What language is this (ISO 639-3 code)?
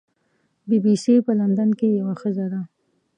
pus